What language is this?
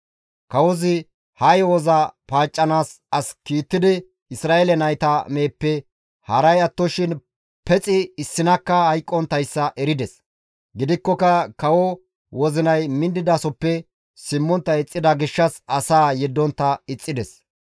Gamo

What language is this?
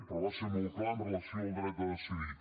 Catalan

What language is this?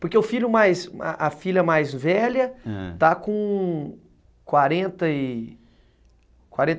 Portuguese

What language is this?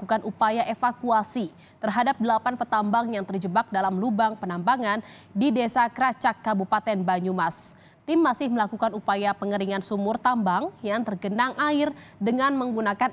Indonesian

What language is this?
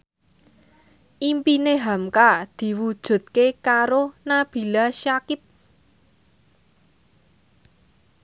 Javanese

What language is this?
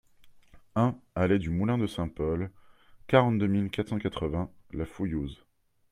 French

